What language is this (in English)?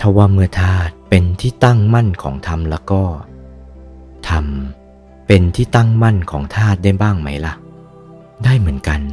Thai